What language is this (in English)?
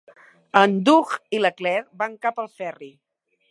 Catalan